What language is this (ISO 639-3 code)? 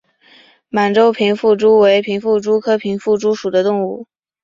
zho